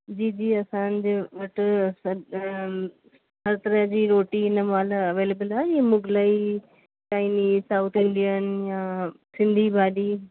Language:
Sindhi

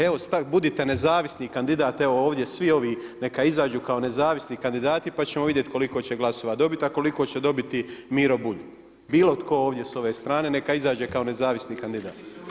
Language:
Croatian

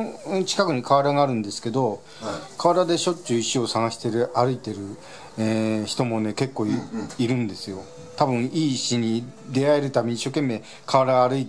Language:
Japanese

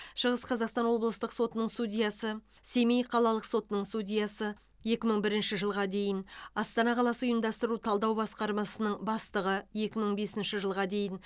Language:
Kazakh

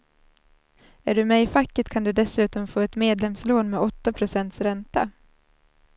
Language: Swedish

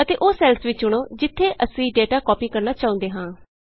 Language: Punjabi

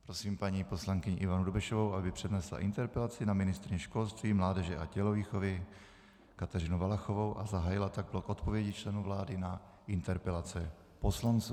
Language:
Czech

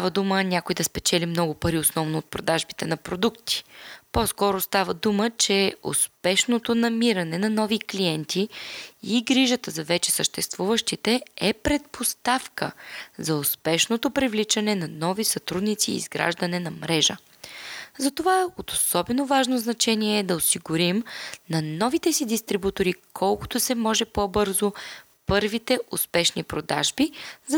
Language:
Bulgarian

